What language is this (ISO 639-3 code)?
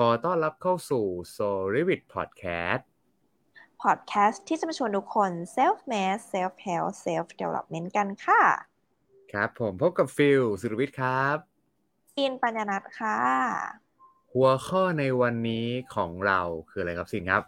tha